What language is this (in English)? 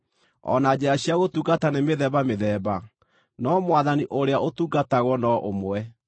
Kikuyu